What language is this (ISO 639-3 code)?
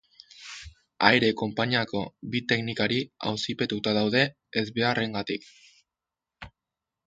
eus